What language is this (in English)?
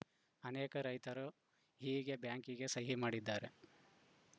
Kannada